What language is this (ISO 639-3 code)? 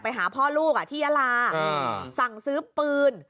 tha